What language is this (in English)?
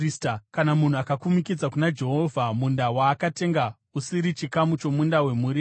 Shona